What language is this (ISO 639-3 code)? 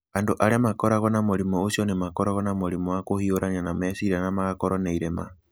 kik